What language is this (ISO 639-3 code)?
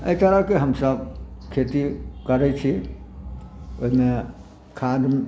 mai